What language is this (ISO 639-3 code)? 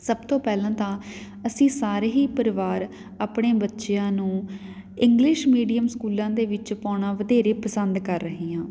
pan